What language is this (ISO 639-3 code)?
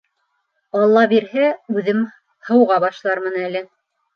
bak